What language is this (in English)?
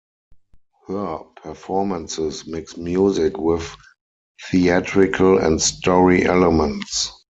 English